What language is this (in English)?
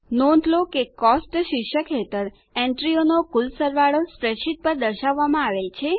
Gujarati